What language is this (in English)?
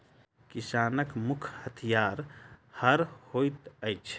Maithili